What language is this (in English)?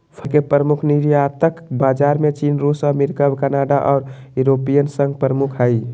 Magahi